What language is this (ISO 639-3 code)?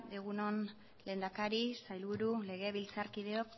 eus